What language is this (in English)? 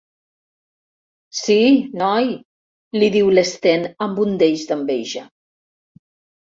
Catalan